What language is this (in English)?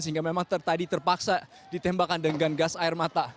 Indonesian